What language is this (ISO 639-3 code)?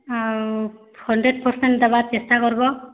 ori